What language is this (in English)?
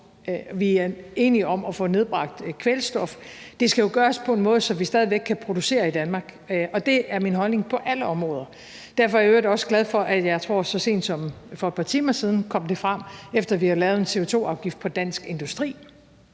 Danish